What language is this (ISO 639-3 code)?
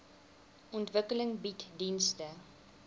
afr